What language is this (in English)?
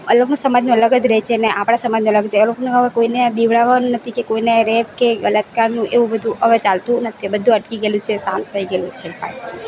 Gujarati